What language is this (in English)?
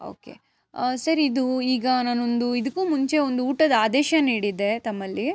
Kannada